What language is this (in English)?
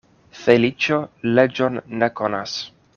Esperanto